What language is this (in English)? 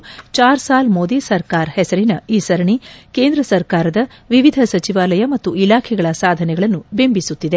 Kannada